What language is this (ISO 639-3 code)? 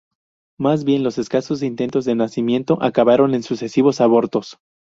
spa